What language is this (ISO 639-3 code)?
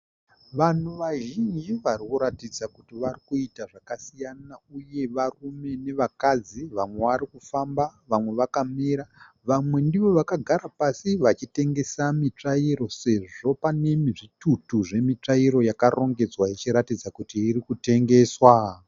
sna